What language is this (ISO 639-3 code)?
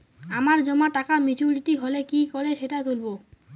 ben